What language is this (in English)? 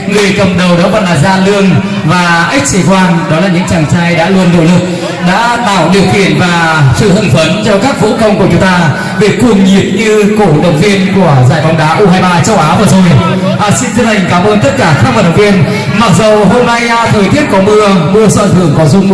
Vietnamese